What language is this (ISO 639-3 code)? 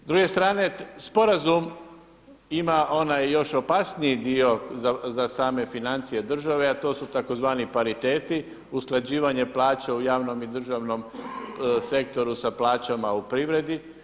hrv